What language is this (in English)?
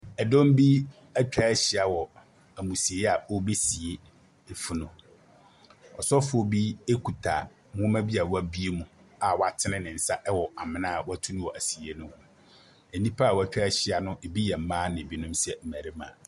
Akan